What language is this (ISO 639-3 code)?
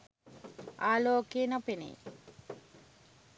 sin